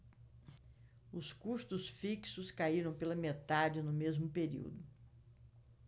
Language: Portuguese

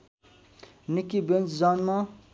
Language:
Nepali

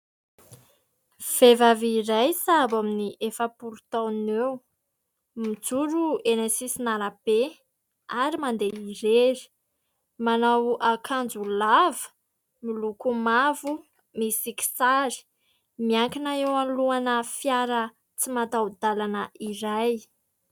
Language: Malagasy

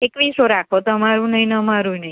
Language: Gujarati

